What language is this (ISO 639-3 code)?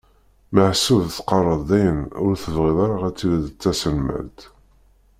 kab